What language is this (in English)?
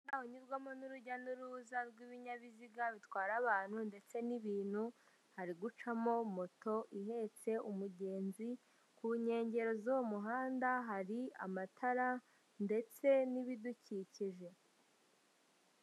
Kinyarwanda